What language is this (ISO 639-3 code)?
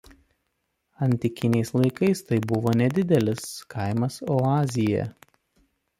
lit